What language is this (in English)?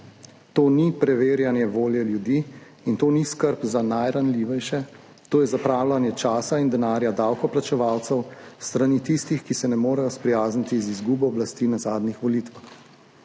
Slovenian